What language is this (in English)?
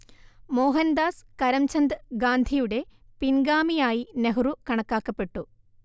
Malayalam